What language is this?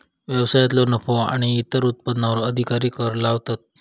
Marathi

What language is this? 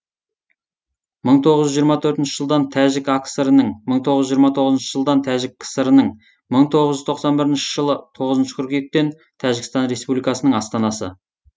Kazakh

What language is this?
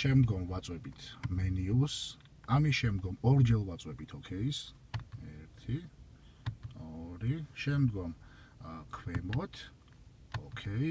Italian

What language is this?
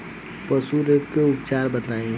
Bhojpuri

